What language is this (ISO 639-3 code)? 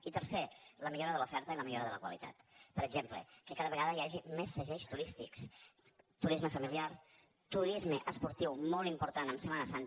cat